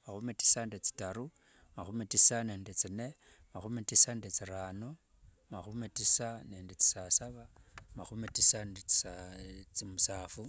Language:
Wanga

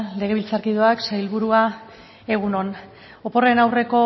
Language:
Basque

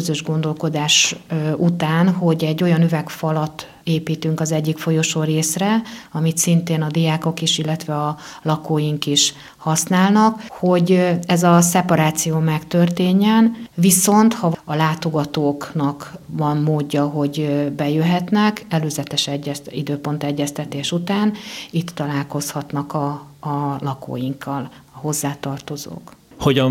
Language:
Hungarian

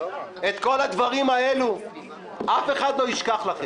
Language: Hebrew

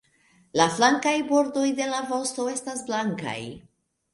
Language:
Esperanto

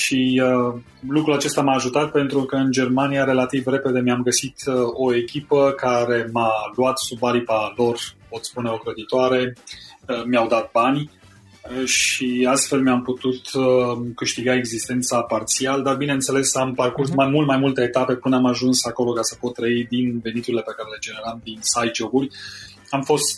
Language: Romanian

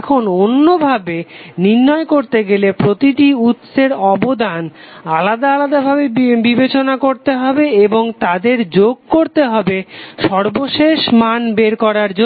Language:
Bangla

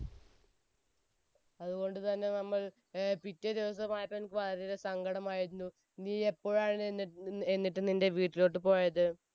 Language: Malayalam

